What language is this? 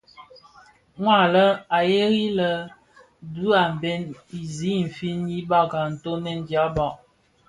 Bafia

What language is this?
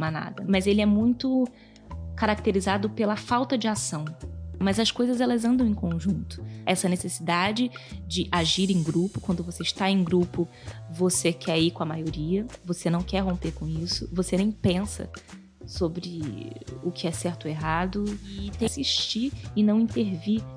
Portuguese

